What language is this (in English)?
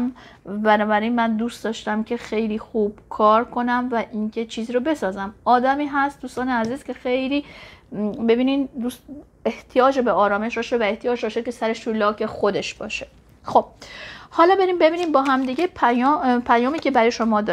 Persian